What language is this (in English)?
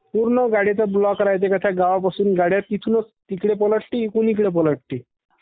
Marathi